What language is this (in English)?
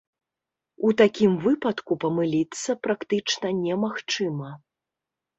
Belarusian